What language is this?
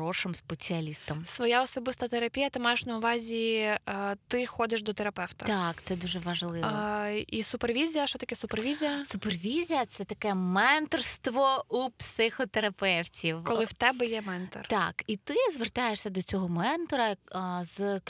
Ukrainian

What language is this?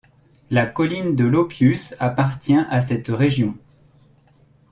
French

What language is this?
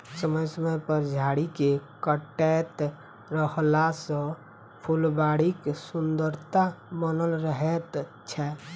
Maithili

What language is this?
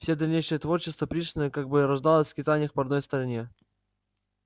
Russian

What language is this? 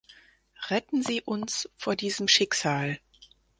German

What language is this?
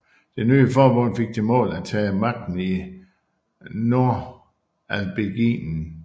Danish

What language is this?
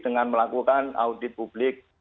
Indonesian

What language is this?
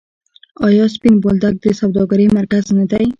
Pashto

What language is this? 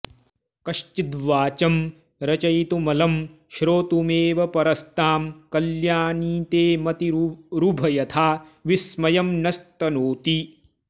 Sanskrit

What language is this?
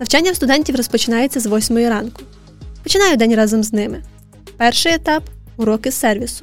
Ukrainian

